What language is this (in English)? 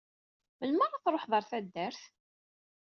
Kabyle